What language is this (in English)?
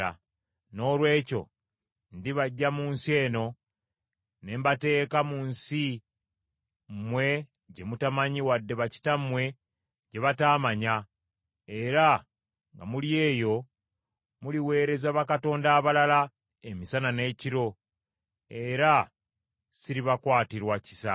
Ganda